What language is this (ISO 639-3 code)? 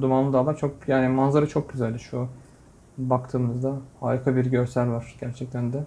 tur